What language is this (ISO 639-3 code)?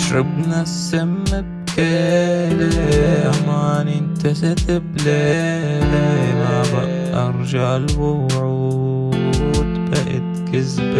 ara